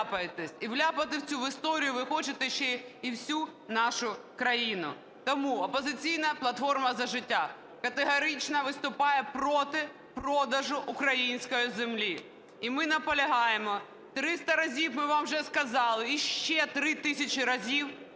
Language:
Ukrainian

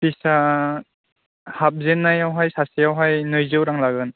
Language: Bodo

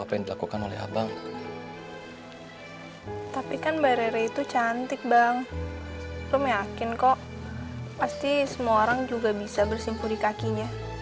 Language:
Indonesian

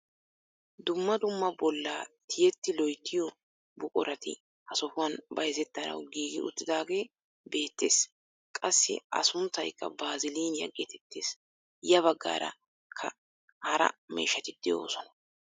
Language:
Wolaytta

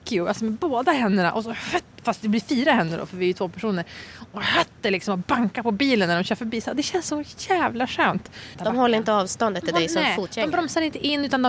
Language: Swedish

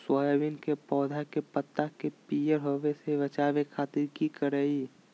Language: Magahi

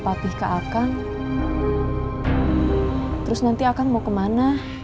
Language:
Indonesian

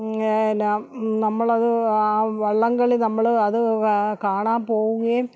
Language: Malayalam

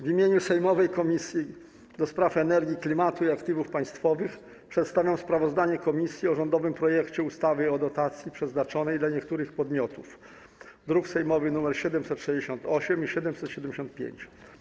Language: Polish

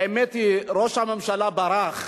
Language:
Hebrew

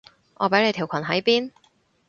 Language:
Cantonese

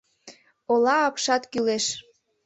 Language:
Mari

